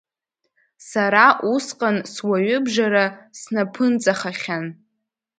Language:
Abkhazian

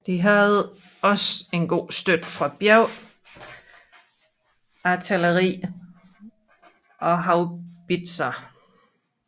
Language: Danish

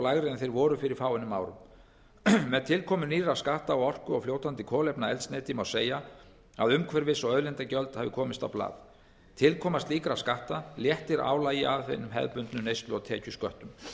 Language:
Icelandic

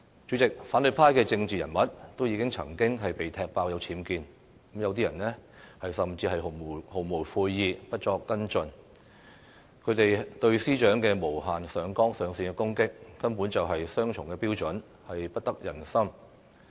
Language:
Cantonese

